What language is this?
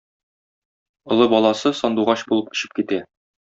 Tatar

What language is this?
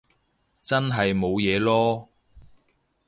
Cantonese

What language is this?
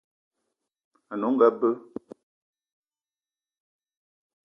Eton (Cameroon)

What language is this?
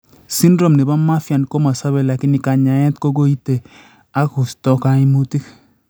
Kalenjin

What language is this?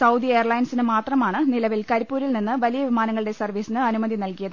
Malayalam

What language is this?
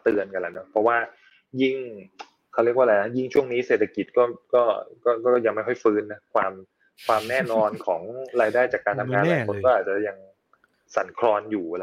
Thai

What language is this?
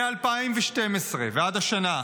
Hebrew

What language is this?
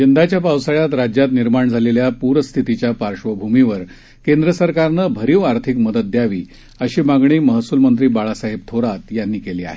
Marathi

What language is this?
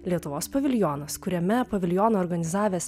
Lithuanian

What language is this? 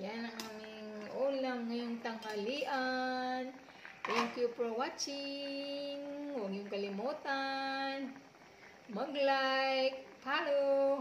Filipino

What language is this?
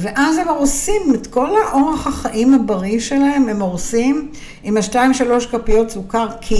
Hebrew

